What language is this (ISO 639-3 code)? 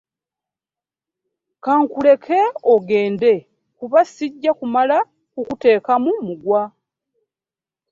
lug